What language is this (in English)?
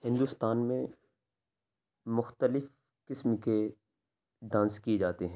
Urdu